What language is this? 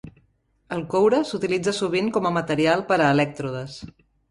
Catalan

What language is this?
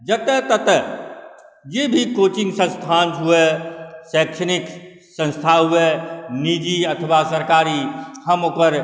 Maithili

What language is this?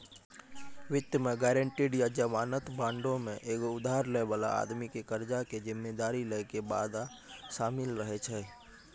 Maithili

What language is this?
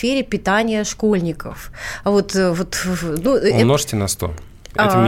Russian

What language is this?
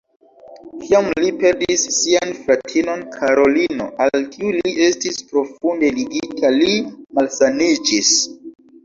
Esperanto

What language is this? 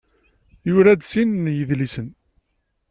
Kabyle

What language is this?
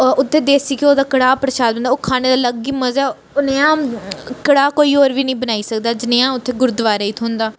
Dogri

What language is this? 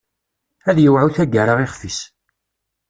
Kabyle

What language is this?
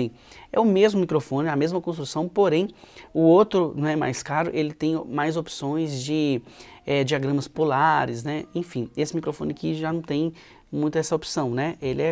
Portuguese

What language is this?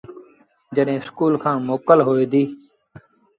Sindhi Bhil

